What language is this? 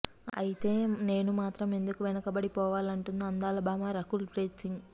Telugu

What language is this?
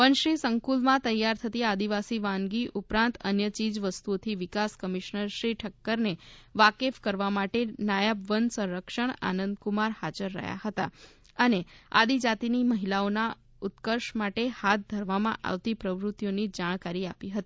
Gujarati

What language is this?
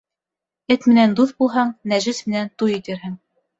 Bashkir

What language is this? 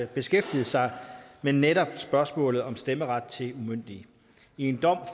Danish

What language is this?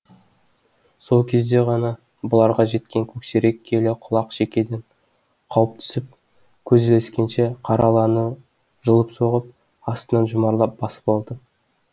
Kazakh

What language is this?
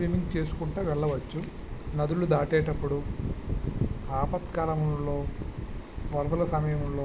Telugu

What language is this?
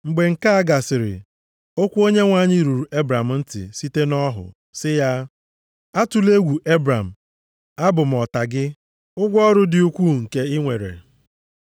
Igbo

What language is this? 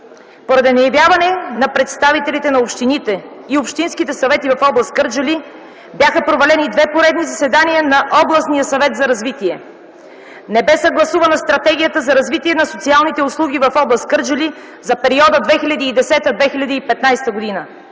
Bulgarian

